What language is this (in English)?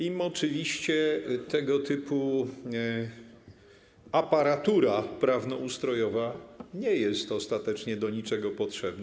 Polish